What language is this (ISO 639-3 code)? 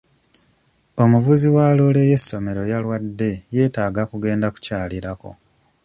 lug